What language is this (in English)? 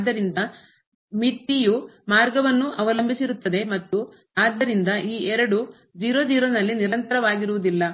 Kannada